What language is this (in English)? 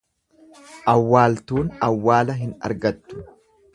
Oromo